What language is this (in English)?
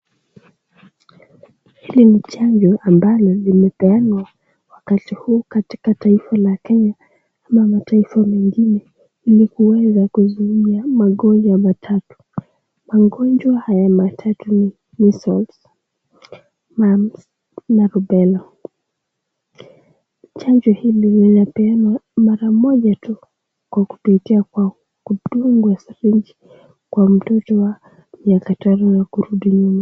Swahili